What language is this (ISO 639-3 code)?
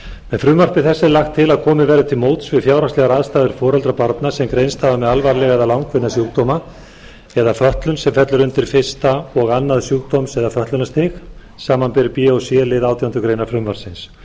isl